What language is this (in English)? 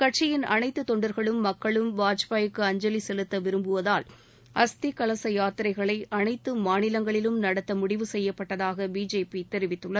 Tamil